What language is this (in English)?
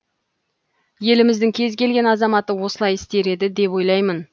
Kazakh